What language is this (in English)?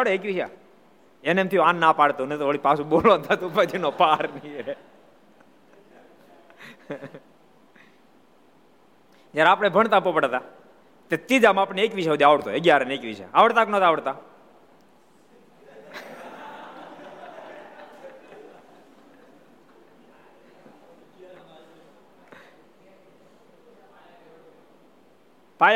Gujarati